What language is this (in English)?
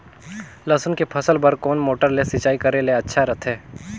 Chhattisgarhi